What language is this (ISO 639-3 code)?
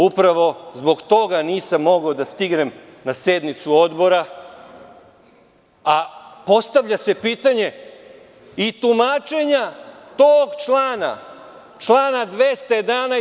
srp